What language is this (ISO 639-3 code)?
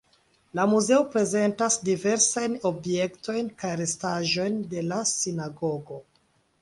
epo